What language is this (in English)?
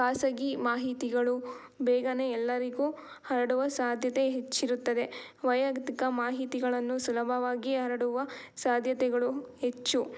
Kannada